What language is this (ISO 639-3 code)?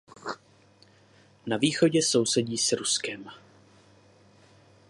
ces